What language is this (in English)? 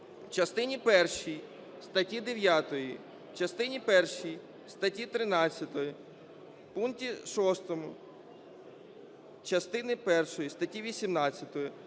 Ukrainian